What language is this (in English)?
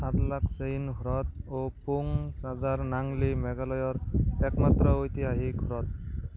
Assamese